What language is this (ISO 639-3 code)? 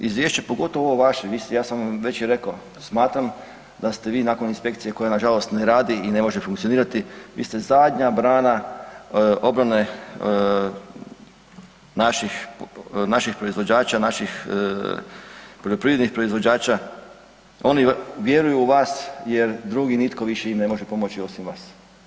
hrv